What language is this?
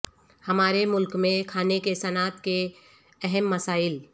Urdu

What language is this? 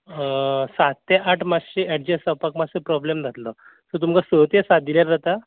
Konkani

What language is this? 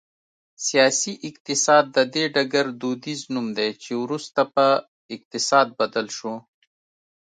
Pashto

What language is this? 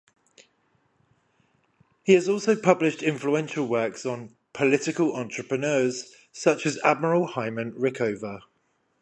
English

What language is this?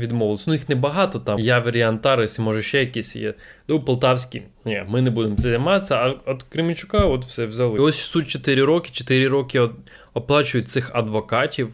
Ukrainian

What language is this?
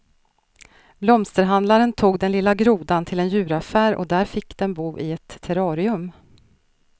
Swedish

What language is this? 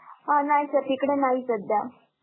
Marathi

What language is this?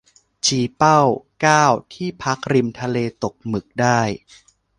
Thai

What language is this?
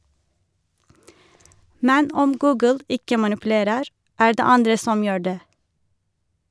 Norwegian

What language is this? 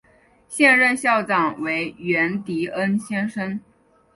Chinese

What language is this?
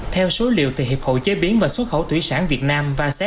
Vietnamese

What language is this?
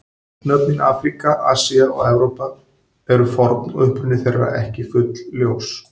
Icelandic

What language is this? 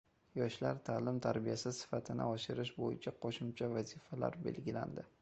Uzbek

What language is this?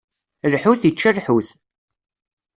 Kabyle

